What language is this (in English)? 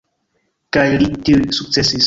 Esperanto